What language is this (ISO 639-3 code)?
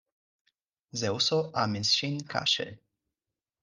epo